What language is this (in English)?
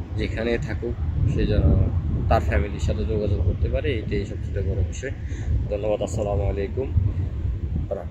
Arabic